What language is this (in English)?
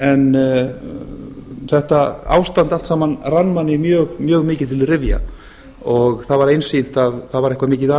Icelandic